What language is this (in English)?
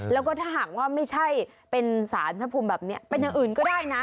Thai